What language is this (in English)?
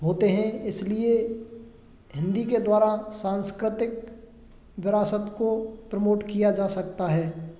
Hindi